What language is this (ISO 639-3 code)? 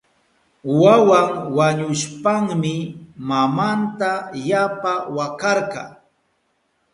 qup